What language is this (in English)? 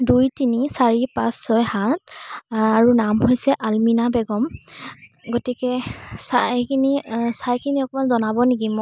Assamese